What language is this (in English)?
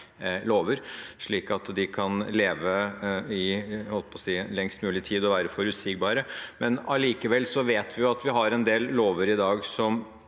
Norwegian